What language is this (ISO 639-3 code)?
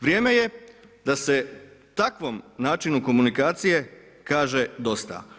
hrv